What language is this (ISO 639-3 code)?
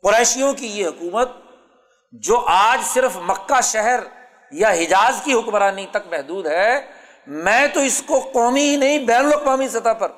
urd